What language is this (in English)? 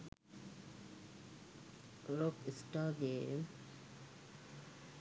Sinhala